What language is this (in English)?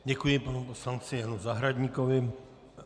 Czech